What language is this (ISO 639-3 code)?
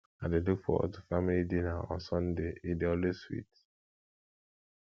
pcm